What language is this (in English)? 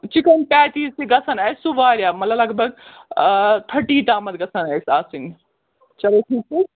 Kashmiri